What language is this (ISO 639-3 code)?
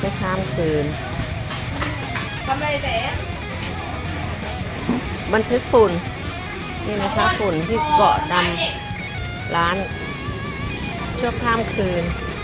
tha